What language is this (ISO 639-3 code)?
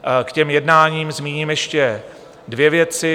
ces